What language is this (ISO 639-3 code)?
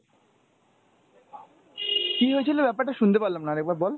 ben